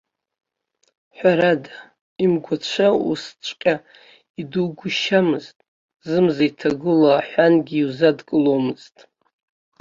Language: Abkhazian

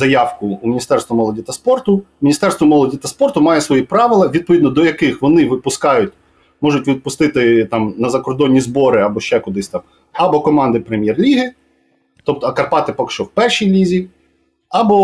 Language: Ukrainian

